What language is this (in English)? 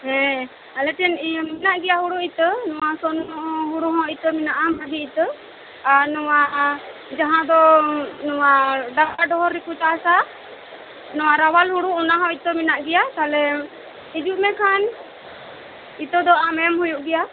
Santali